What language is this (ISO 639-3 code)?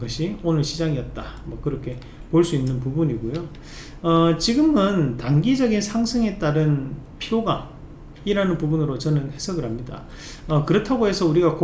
kor